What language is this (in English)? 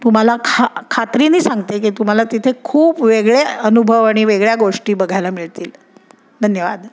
Marathi